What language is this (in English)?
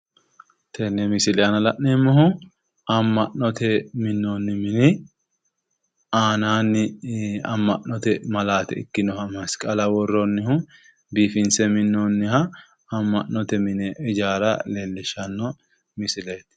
Sidamo